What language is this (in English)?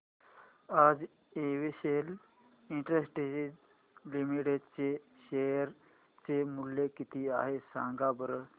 Marathi